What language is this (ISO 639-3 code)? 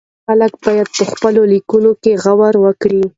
pus